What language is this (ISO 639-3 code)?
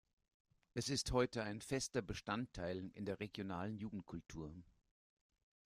deu